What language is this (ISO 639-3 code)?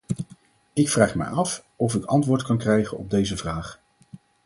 nld